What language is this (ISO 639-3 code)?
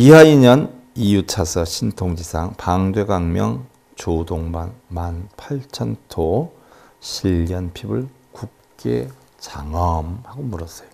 kor